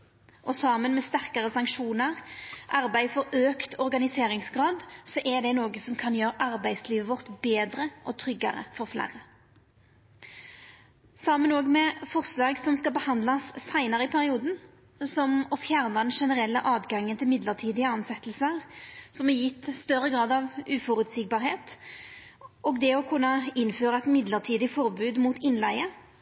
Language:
Norwegian Nynorsk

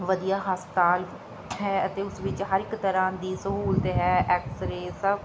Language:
Punjabi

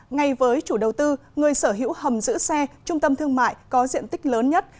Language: Vietnamese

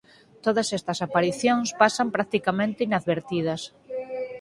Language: Galician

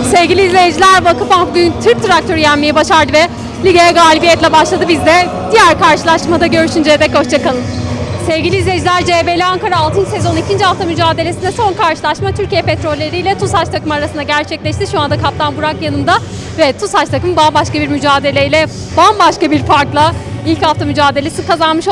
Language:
Turkish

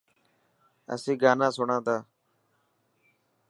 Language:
Dhatki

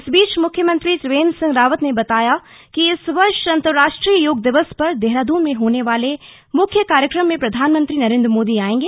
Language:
Hindi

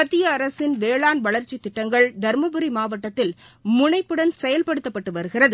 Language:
Tamil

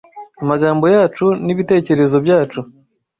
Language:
Kinyarwanda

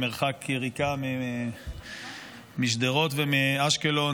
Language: Hebrew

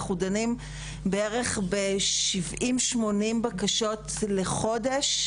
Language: Hebrew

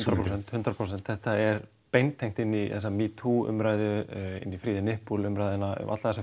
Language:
Icelandic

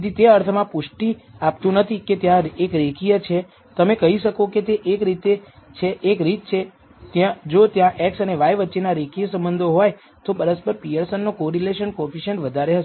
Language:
Gujarati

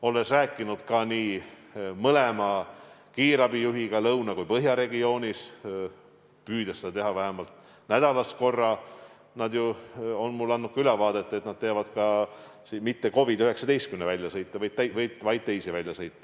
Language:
Estonian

